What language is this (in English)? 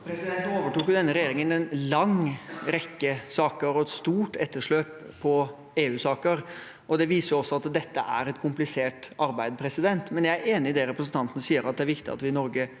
Norwegian